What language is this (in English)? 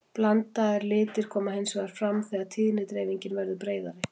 Icelandic